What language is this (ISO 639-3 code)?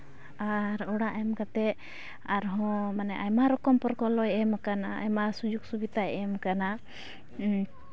sat